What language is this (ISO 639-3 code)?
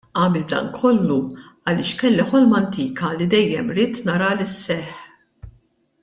mlt